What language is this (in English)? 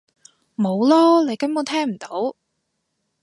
Cantonese